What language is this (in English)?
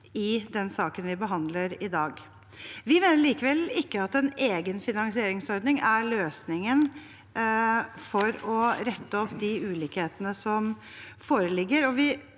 Norwegian